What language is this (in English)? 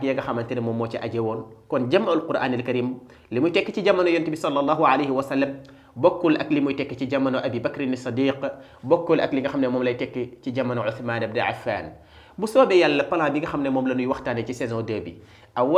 French